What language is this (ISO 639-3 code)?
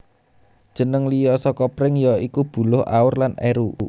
jav